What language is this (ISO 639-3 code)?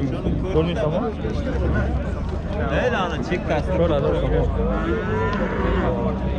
tur